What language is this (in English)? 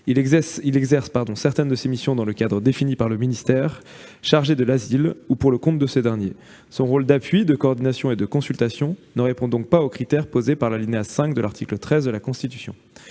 French